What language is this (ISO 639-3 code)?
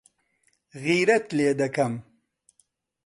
ckb